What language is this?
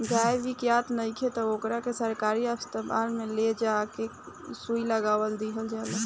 Bhojpuri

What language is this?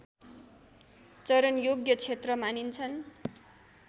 Nepali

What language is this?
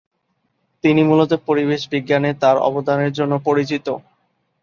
Bangla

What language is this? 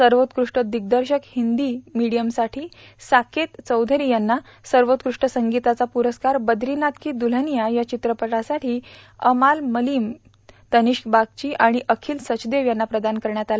Marathi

